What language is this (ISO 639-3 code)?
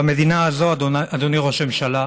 heb